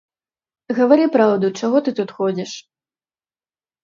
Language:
Belarusian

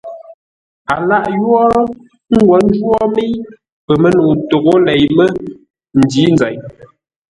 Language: Ngombale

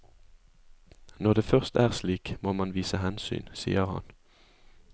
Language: Norwegian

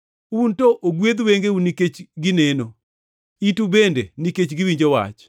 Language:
Luo (Kenya and Tanzania)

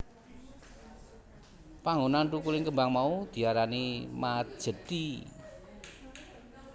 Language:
Javanese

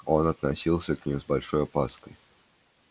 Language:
Russian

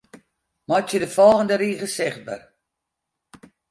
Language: Western Frisian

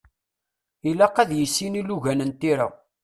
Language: Kabyle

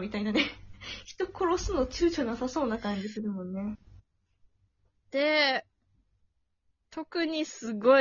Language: Japanese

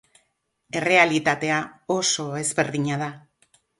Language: Basque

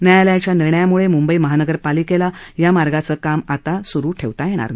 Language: Marathi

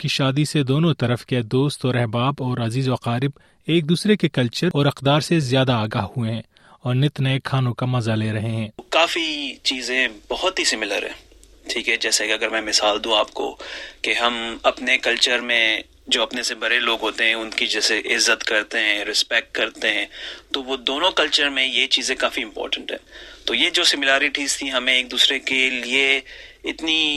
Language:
Urdu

